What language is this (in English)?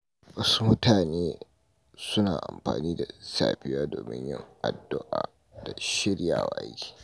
Hausa